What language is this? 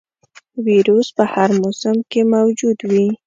Pashto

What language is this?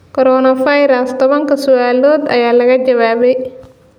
Somali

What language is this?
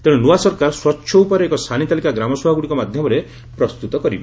Odia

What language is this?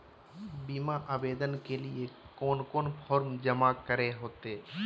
Magahi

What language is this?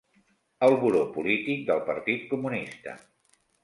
Catalan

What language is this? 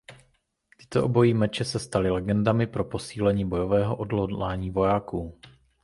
Czech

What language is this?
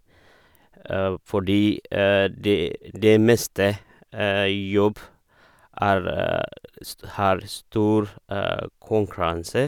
Norwegian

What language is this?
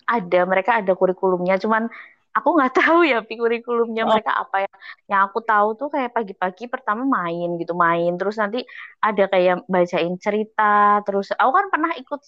Indonesian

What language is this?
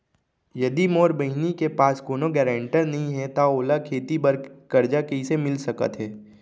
Chhattisgarhi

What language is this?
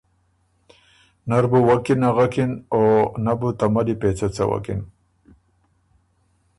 Ormuri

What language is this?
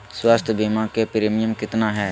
Magahi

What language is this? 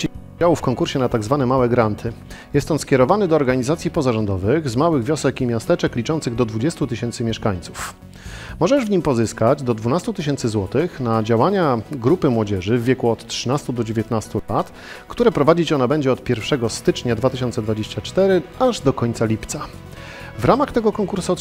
Polish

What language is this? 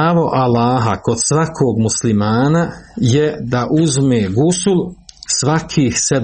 Croatian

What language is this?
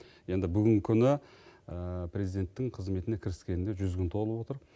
Kazakh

